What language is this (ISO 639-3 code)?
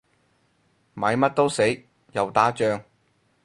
yue